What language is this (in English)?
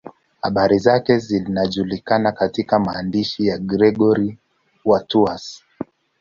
Swahili